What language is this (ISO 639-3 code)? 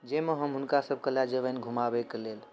mai